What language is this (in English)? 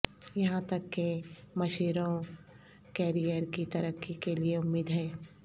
Urdu